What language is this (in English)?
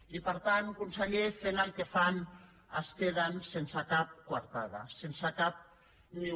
Catalan